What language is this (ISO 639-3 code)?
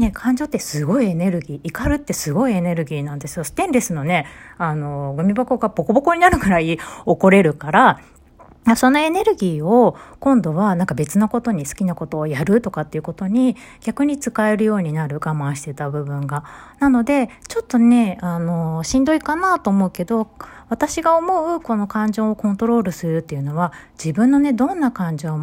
jpn